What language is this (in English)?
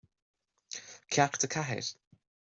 Irish